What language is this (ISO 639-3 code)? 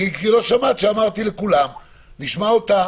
heb